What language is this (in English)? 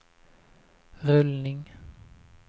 Swedish